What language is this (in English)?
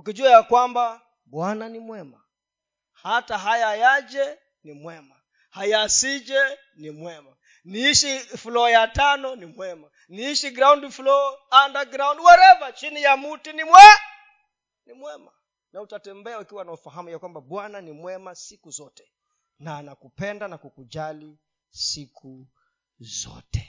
Swahili